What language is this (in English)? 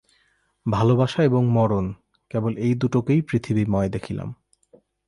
Bangla